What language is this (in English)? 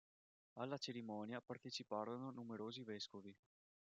Italian